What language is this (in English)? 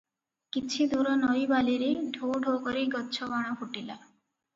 Odia